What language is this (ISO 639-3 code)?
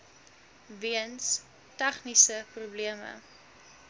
afr